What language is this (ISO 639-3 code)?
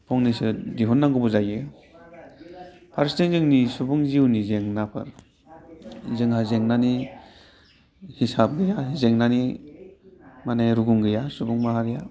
brx